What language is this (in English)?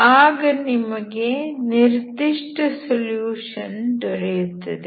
Kannada